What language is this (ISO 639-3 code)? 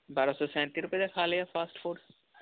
pan